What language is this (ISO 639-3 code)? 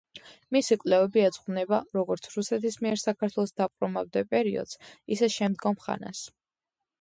kat